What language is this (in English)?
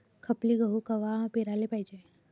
Marathi